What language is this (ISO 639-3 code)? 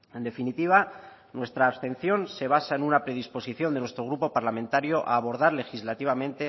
spa